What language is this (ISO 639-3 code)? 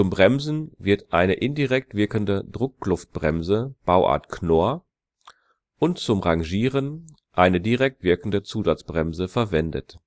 deu